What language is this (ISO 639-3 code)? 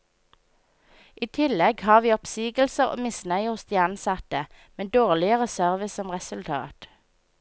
nor